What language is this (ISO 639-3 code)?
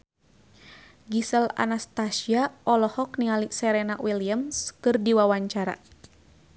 sun